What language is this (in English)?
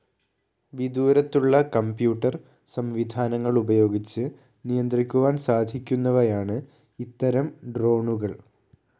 Malayalam